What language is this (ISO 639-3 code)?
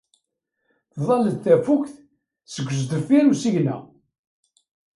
kab